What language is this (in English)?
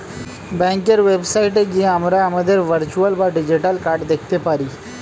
Bangla